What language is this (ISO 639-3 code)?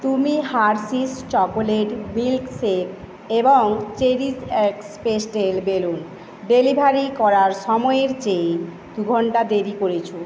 ben